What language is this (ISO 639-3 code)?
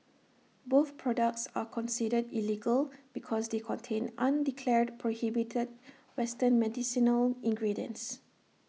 eng